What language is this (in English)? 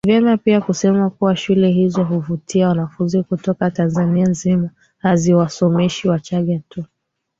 Swahili